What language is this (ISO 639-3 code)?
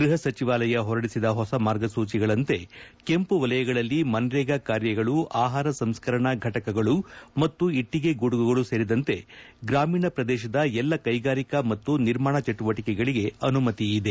kan